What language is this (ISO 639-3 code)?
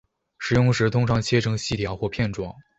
zho